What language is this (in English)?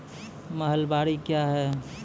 Maithili